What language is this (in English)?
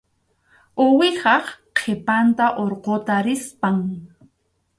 Arequipa-La Unión Quechua